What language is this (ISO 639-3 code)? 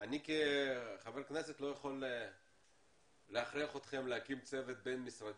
heb